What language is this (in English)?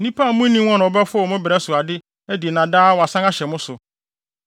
Akan